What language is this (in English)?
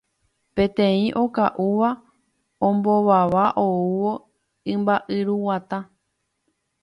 Guarani